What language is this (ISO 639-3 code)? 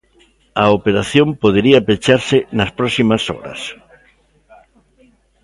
glg